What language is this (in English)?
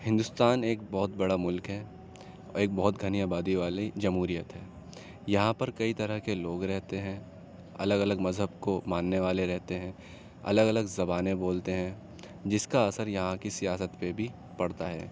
Urdu